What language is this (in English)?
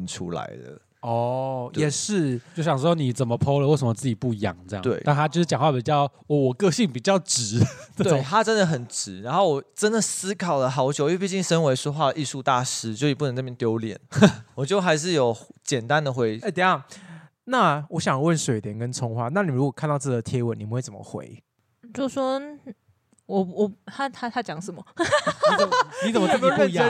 Chinese